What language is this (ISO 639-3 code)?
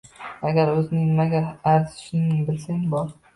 uzb